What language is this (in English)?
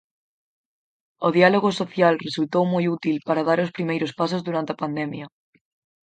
Galician